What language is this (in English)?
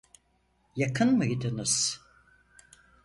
Turkish